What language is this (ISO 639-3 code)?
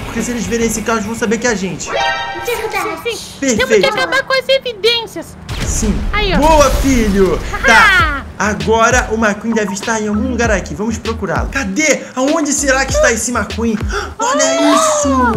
por